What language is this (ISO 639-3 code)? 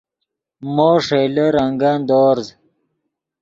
ydg